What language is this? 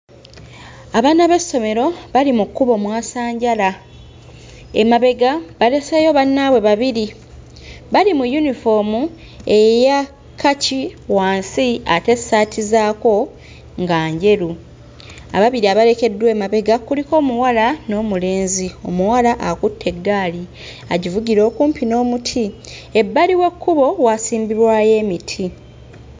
Ganda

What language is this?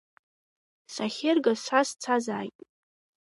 Abkhazian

